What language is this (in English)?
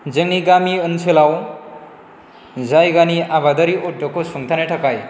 Bodo